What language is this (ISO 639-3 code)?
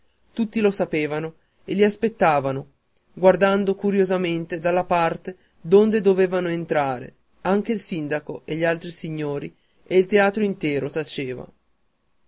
ita